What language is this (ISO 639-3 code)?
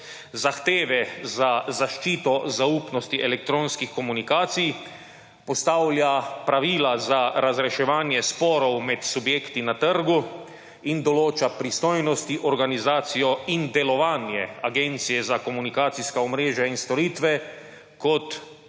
slv